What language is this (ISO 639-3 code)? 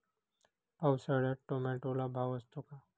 mar